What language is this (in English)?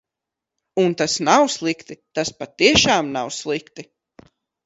Latvian